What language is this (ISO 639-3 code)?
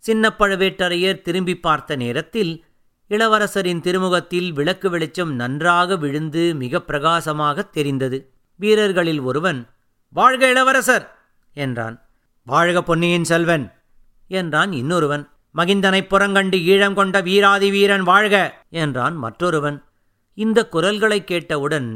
tam